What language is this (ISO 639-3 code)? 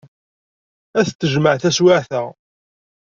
kab